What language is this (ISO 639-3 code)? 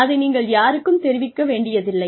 tam